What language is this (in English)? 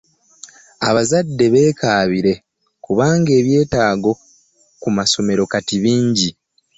Ganda